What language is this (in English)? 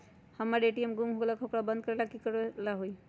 Magahi